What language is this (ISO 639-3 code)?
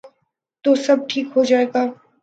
urd